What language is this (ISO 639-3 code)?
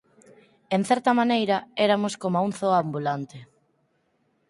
glg